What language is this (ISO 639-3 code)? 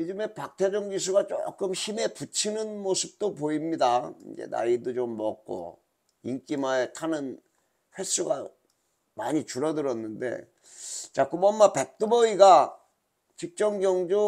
kor